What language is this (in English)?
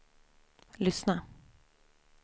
Swedish